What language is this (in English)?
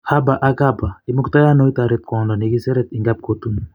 Kalenjin